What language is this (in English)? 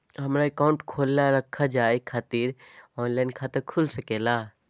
Magahi